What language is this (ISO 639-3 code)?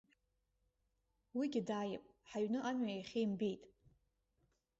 abk